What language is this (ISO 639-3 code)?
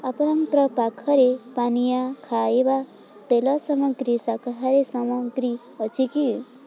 ori